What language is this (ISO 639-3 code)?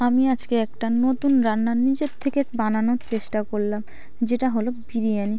ben